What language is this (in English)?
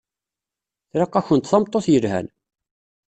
Kabyle